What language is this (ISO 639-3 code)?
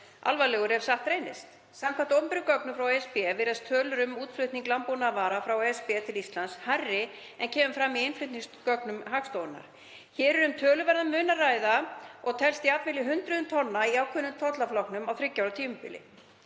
isl